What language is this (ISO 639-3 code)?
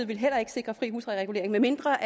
dan